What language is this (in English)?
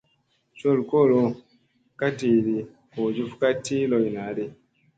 Musey